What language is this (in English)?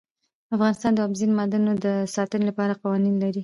Pashto